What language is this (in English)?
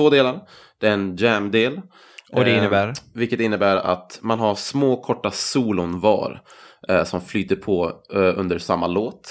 Swedish